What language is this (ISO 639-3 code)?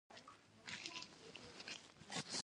pus